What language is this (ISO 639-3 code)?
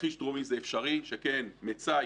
heb